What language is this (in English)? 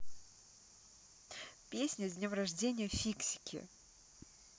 Russian